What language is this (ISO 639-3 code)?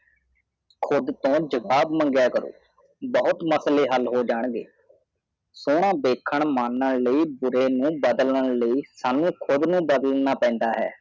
pan